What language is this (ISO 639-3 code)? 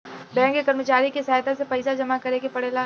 bho